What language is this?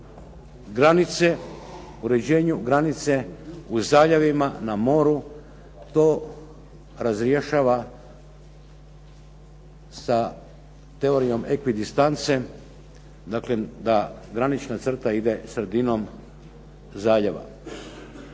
Croatian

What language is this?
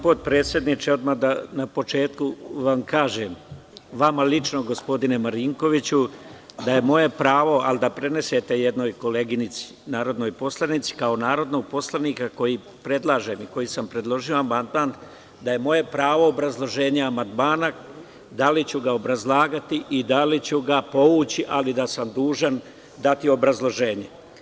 Serbian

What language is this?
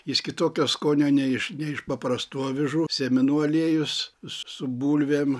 Lithuanian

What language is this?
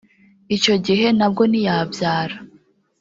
Kinyarwanda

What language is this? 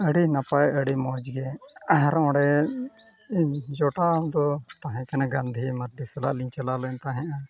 Santali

